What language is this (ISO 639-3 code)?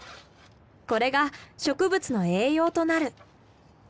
jpn